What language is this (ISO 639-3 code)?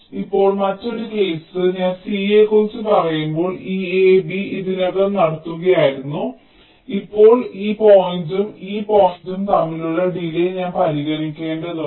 mal